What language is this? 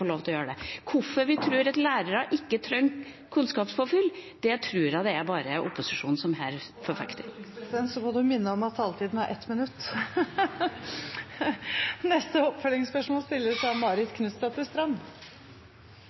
Norwegian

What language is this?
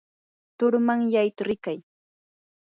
Yanahuanca Pasco Quechua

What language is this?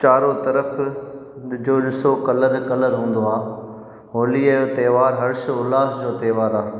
Sindhi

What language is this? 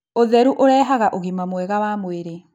Kikuyu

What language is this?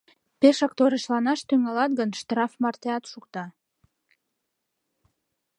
Mari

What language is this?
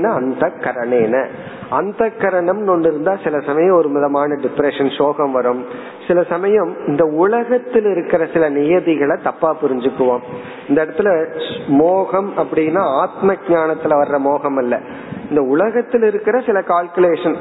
Tamil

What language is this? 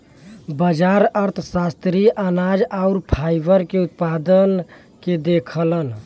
Bhojpuri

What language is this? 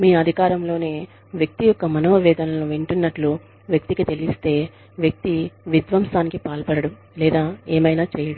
Telugu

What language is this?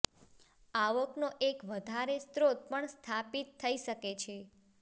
Gujarati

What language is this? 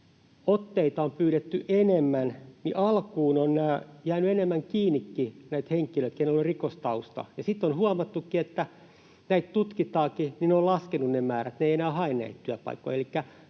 Finnish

